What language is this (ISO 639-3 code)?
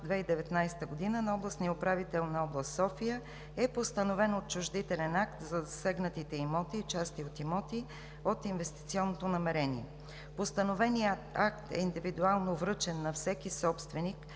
bul